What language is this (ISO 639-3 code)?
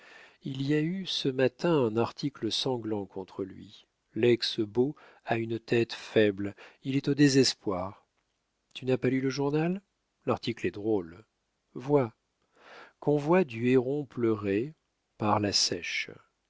fra